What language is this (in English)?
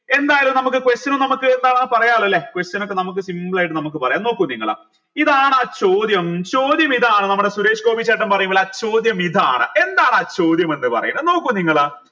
Malayalam